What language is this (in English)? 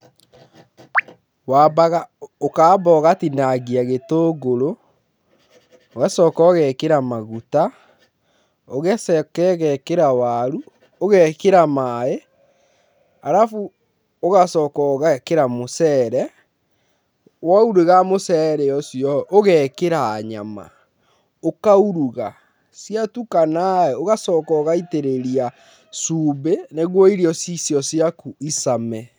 Kikuyu